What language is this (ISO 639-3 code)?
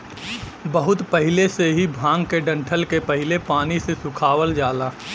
bho